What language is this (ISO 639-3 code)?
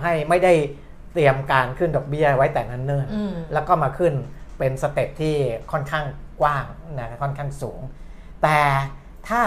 tha